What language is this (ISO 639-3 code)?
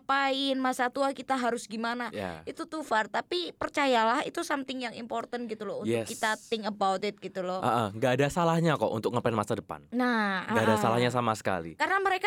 ind